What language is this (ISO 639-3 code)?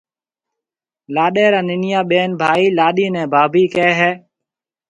mve